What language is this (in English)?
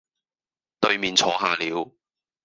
Cantonese